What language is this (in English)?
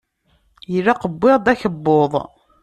Kabyle